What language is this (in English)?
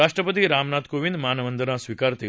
Marathi